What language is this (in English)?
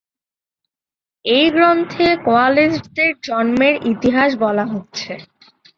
Bangla